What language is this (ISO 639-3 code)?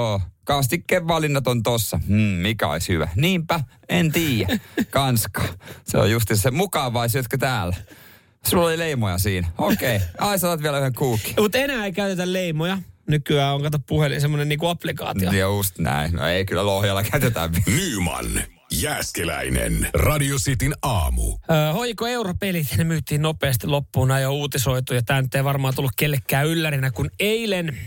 fin